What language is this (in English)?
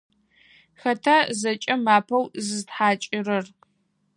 Adyghe